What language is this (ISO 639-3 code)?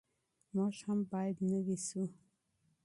pus